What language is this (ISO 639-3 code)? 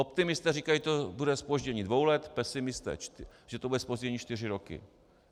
ces